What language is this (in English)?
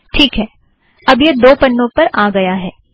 Hindi